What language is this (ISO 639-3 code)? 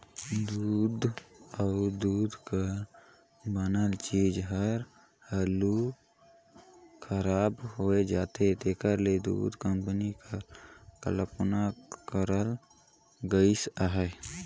hne